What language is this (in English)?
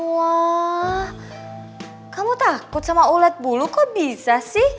Indonesian